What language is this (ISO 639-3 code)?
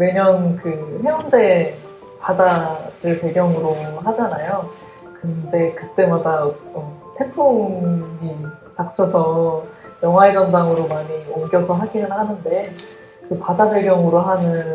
kor